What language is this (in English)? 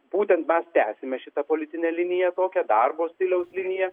Lithuanian